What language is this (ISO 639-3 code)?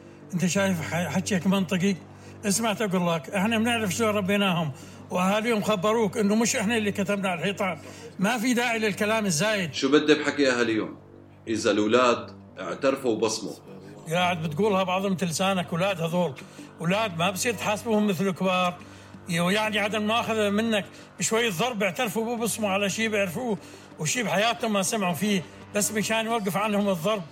ara